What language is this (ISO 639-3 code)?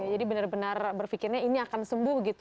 ind